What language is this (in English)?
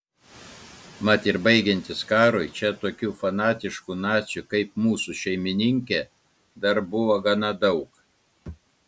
Lithuanian